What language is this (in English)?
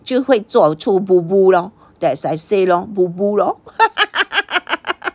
English